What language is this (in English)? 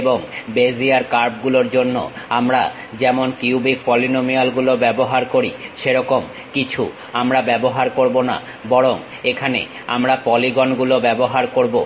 Bangla